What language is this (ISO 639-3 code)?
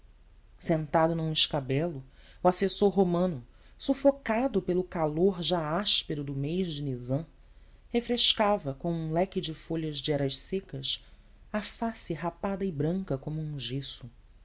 por